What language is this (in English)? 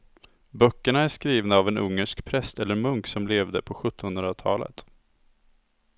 Swedish